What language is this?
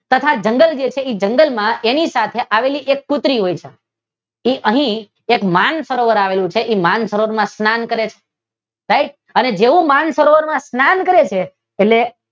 Gujarati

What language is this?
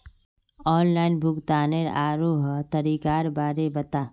Magahi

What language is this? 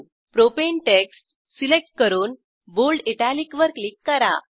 Marathi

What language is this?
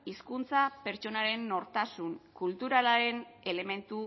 Basque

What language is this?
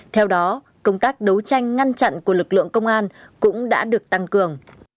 Vietnamese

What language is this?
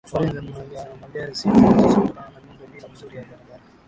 Swahili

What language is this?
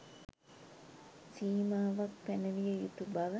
Sinhala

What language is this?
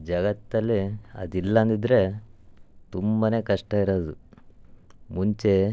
Kannada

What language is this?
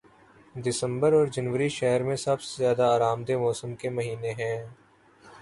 Urdu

